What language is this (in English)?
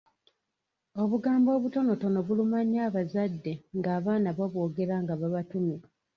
Ganda